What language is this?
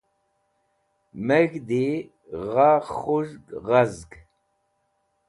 Wakhi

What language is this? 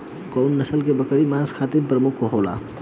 Bhojpuri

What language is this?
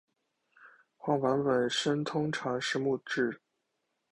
Chinese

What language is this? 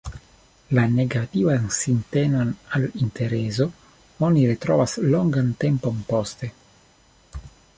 Esperanto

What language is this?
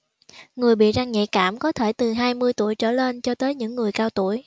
Vietnamese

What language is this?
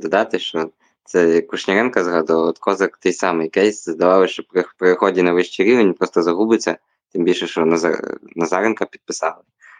Ukrainian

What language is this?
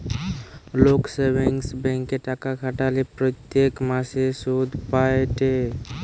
Bangla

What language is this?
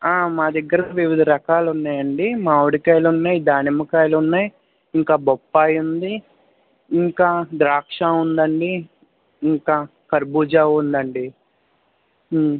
Telugu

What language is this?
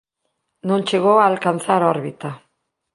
Galician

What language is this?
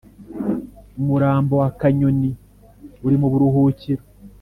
Kinyarwanda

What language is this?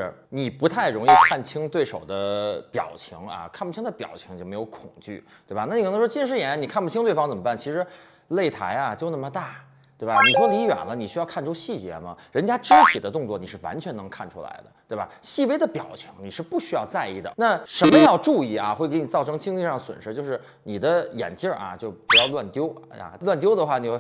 Chinese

